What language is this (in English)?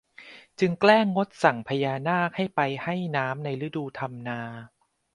Thai